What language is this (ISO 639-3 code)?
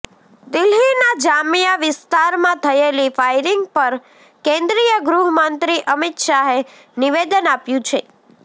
guj